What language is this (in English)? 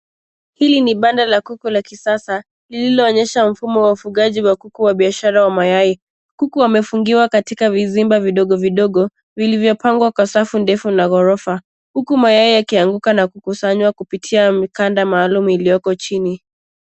Swahili